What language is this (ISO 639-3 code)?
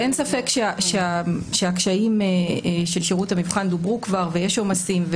heb